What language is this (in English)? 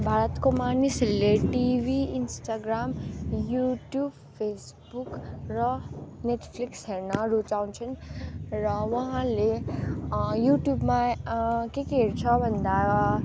Nepali